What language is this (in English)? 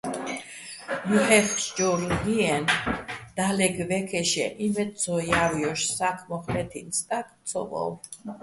Bats